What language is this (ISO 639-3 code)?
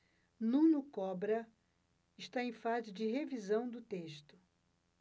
por